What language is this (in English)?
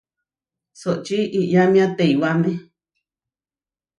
Huarijio